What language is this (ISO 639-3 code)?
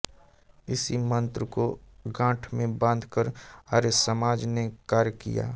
hin